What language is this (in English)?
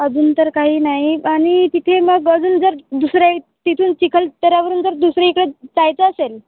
Marathi